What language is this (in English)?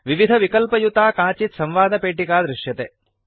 Sanskrit